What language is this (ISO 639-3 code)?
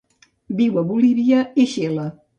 cat